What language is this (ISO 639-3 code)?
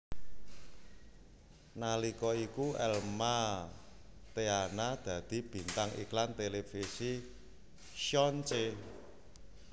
jav